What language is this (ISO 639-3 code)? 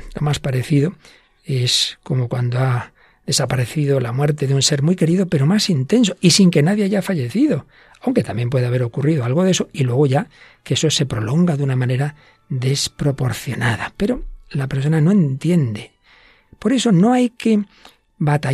spa